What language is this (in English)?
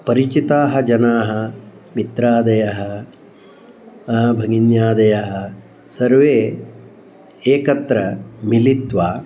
Sanskrit